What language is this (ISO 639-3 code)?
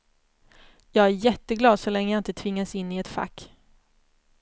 swe